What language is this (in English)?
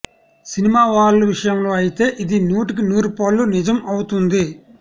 Telugu